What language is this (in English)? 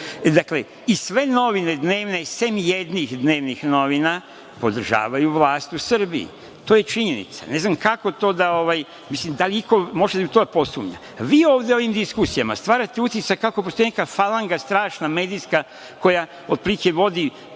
Serbian